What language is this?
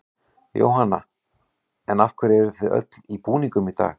Icelandic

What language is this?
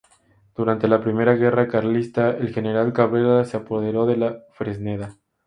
Spanish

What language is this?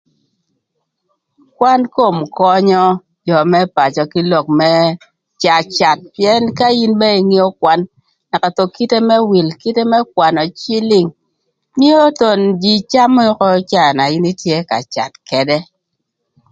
Thur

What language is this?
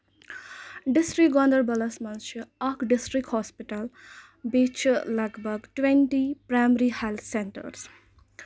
Kashmiri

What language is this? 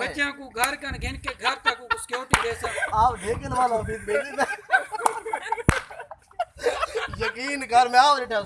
Urdu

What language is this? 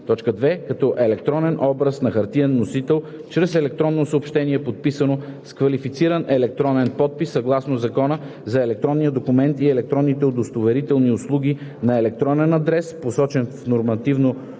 Bulgarian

